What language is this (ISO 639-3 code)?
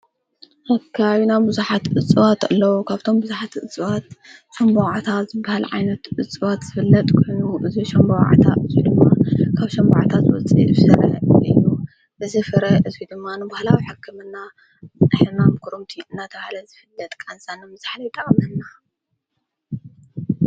tir